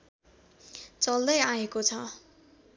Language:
Nepali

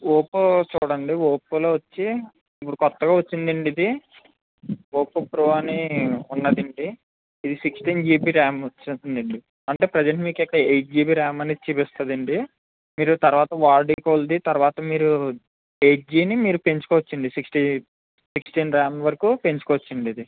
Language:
Telugu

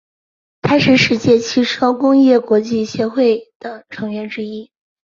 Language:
Chinese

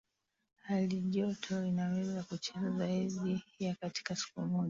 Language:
Swahili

